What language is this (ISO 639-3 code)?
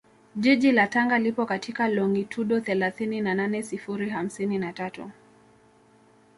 swa